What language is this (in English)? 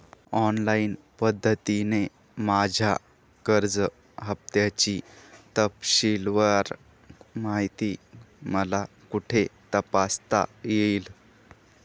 Marathi